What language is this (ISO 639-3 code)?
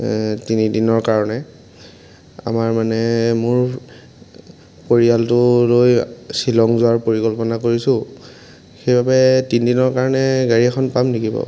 asm